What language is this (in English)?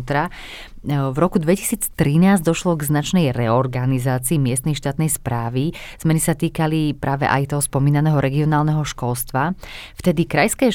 Slovak